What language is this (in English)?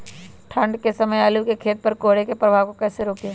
Magahi